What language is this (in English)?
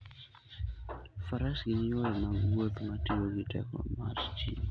Luo (Kenya and Tanzania)